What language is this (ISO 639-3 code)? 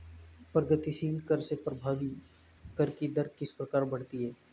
hin